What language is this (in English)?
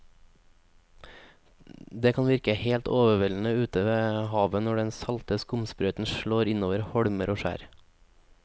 Norwegian